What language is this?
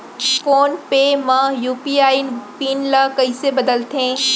Chhattisgarhi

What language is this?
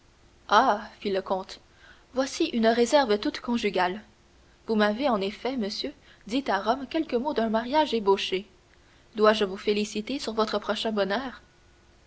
French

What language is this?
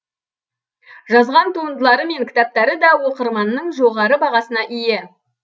Kazakh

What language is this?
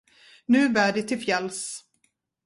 Swedish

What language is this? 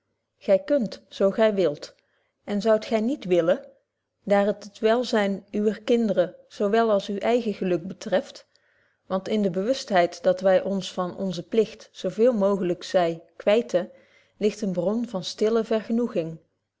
Dutch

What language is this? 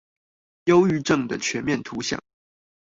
Chinese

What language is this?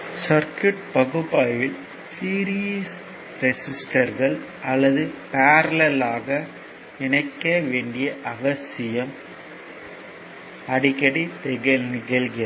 Tamil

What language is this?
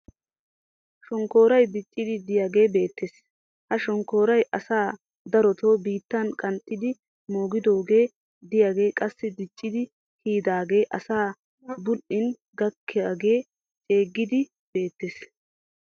Wolaytta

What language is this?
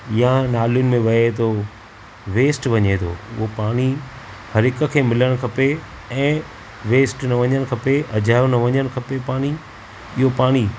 Sindhi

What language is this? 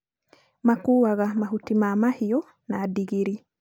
Kikuyu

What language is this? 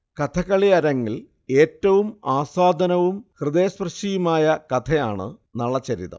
Malayalam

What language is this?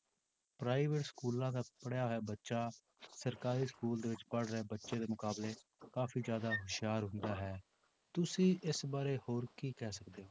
Punjabi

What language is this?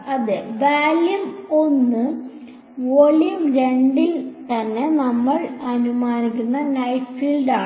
Malayalam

